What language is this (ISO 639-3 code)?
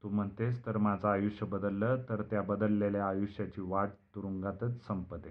mar